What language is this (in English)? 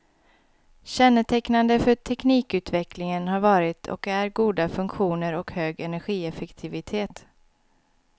Swedish